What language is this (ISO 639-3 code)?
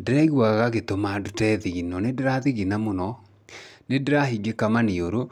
kik